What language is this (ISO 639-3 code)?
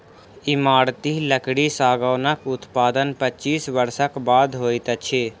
mai